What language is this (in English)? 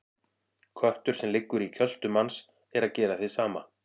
Icelandic